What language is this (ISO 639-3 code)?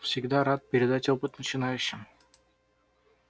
rus